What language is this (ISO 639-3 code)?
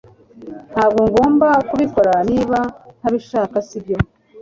kin